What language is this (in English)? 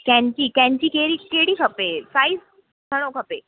Sindhi